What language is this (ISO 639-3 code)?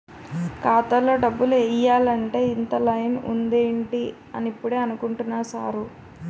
tel